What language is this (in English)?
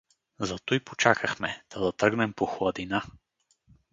Bulgarian